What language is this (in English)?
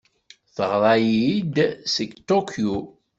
Kabyle